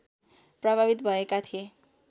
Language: Nepali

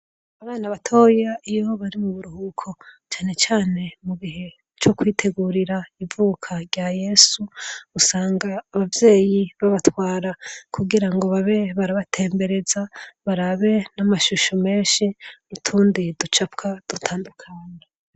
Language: Rundi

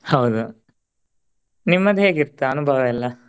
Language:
Kannada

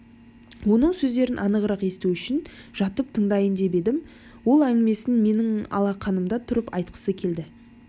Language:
Kazakh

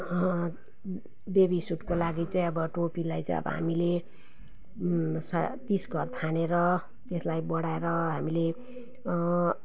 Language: Nepali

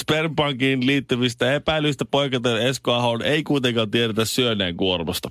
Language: Finnish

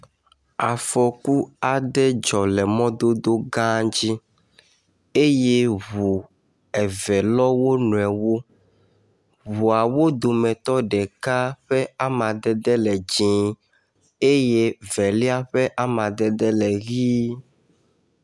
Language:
Ewe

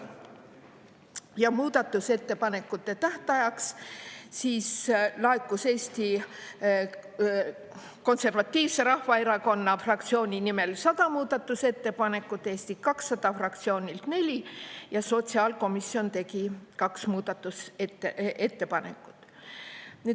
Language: Estonian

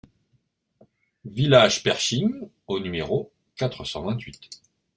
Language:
French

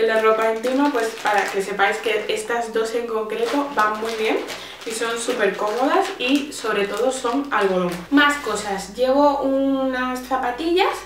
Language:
Spanish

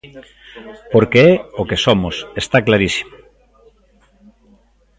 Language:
Galician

